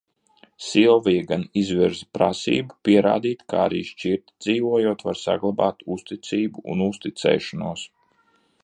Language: Latvian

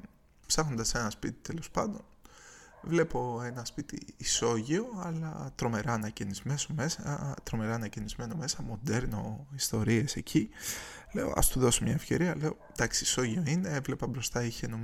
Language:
Greek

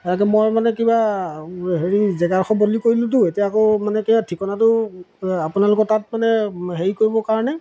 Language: Assamese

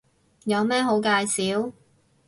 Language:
Cantonese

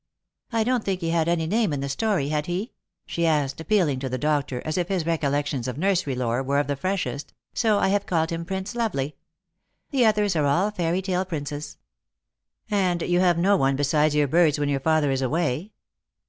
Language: English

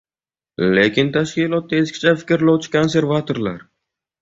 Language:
Uzbek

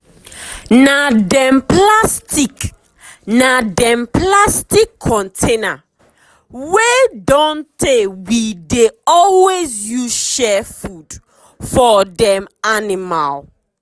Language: Nigerian Pidgin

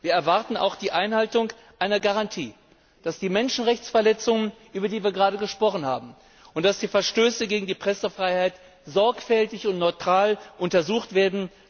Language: German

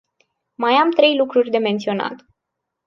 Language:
Romanian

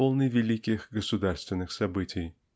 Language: Russian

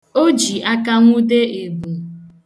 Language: Igbo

